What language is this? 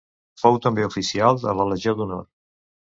Catalan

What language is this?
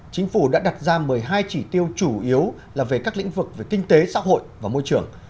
Vietnamese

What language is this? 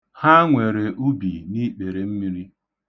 Igbo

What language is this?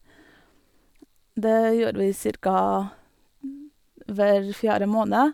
Norwegian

